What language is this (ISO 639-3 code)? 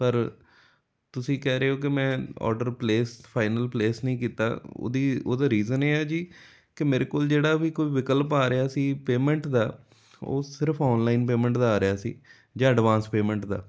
pan